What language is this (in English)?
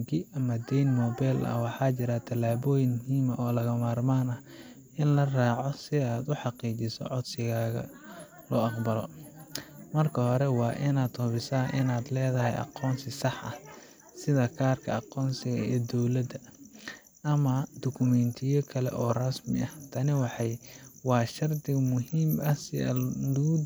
Somali